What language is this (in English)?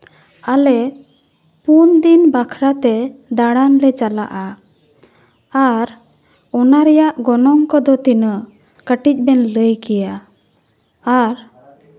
Santali